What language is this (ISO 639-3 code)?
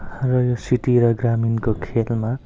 nep